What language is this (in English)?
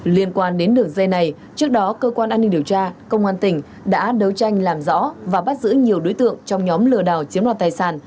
Vietnamese